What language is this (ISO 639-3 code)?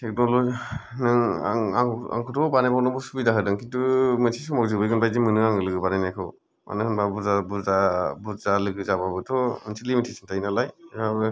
brx